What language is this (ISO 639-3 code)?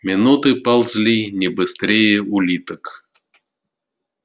rus